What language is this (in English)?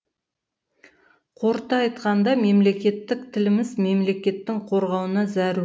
Kazakh